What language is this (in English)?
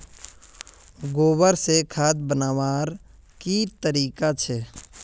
Magahi